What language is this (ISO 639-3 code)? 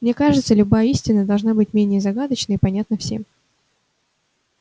rus